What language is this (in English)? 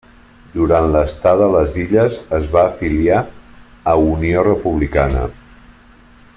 Catalan